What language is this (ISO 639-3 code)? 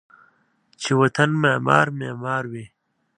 pus